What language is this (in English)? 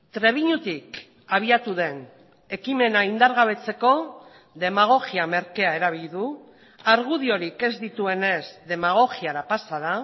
Basque